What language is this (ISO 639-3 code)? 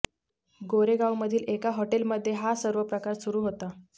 mar